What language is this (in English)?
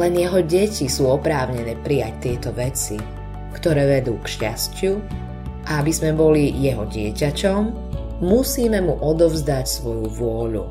Slovak